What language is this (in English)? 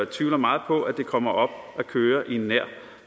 Danish